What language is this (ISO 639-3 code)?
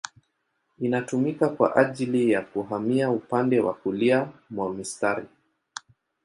swa